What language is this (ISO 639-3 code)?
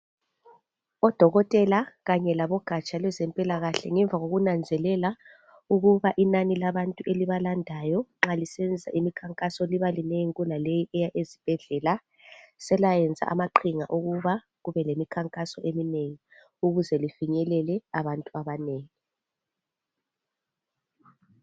nde